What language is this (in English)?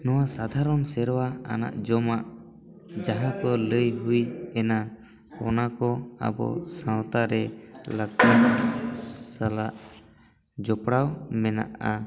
Santali